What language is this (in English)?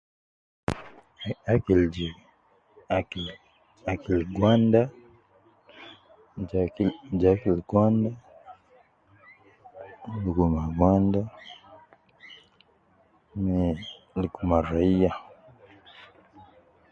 Nubi